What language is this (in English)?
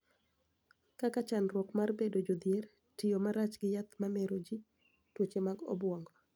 Luo (Kenya and Tanzania)